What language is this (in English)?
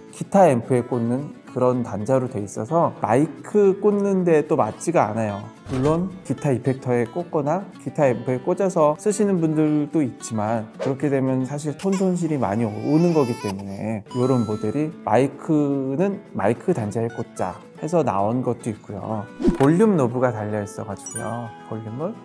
Korean